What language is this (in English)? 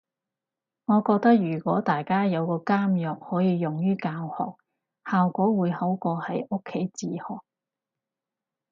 Cantonese